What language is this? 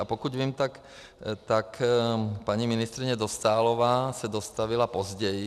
Czech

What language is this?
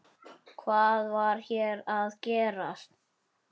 Icelandic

